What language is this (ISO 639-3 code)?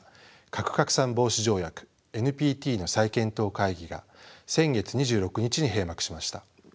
jpn